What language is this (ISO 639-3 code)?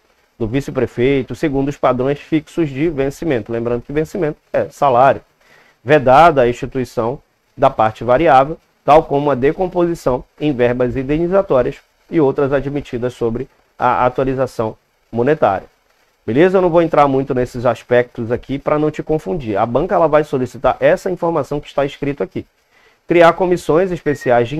por